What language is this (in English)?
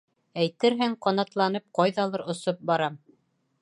Bashkir